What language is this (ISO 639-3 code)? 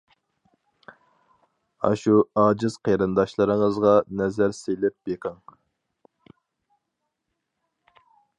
uig